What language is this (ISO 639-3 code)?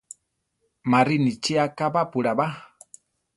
tar